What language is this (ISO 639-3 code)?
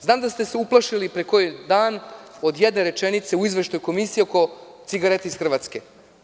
srp